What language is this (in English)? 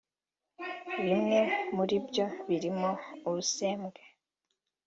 Kinyarwanda